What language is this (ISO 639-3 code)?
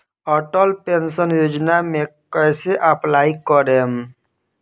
bho